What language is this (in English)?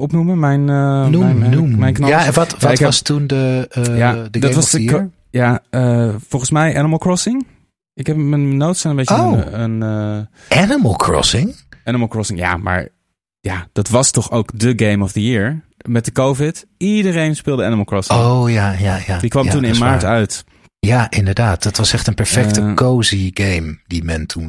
Dutch